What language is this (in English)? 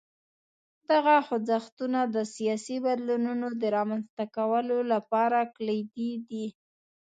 Pashto